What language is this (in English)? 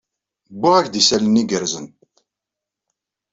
Kabyle